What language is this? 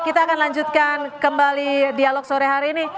Indonesian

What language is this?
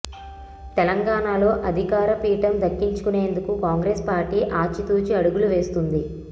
Telugu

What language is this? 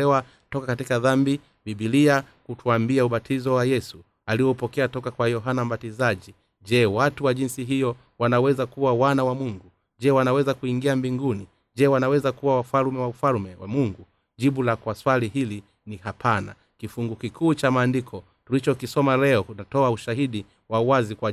Swahili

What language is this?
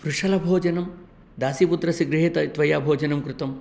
Sanskrit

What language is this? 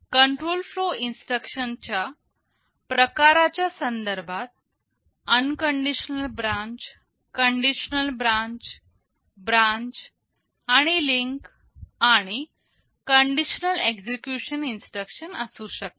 Marathi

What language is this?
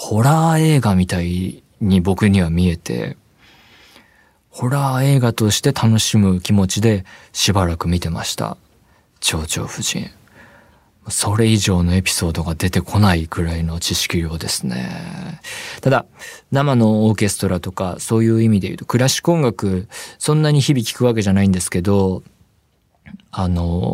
Japanese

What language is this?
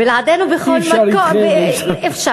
Hebrew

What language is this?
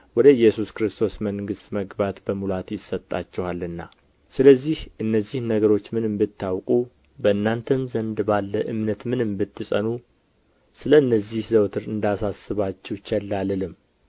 Amharic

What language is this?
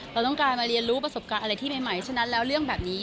Thai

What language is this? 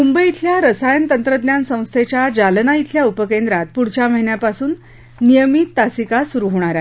Marathi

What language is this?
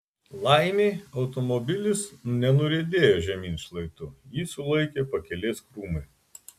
Lithuanian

